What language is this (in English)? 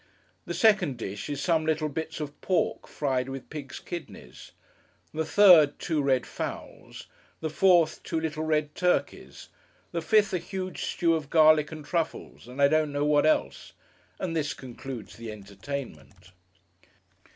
English